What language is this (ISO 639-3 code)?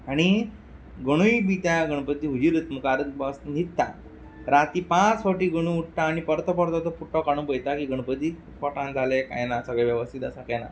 kok